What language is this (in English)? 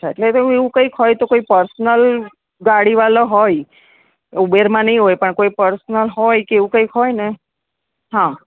Gujarati